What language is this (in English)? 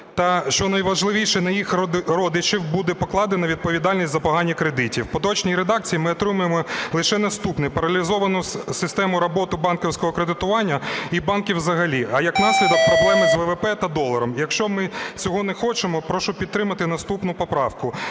Ukrainian